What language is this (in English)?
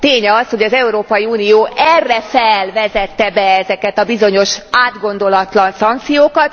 Hungarian